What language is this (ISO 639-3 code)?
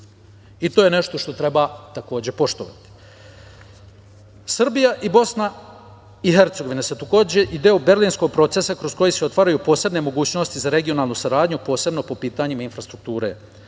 srp